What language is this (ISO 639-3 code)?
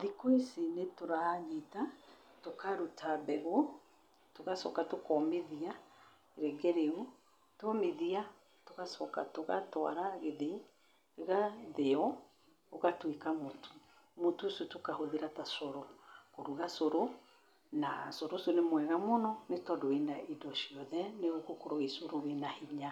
kik